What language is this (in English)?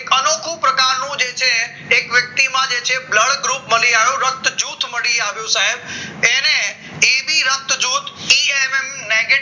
Gujarati